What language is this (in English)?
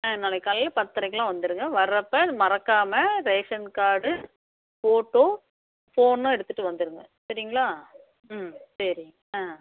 Tamil